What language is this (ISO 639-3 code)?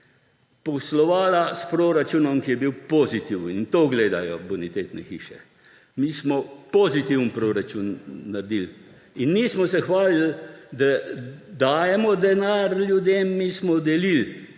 slv